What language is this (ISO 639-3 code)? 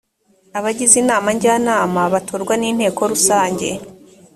kin